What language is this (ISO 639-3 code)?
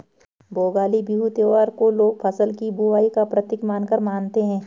hin